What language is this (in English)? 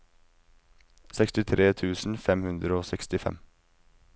Norwegian